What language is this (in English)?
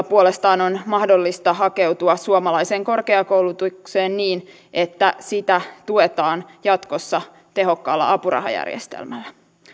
Finnish